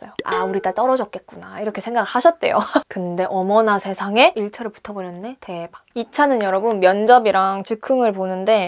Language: Korean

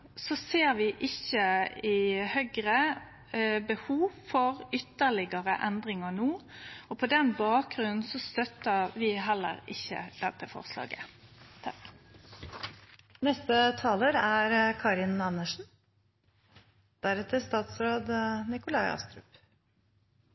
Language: Norwegian Nynorsk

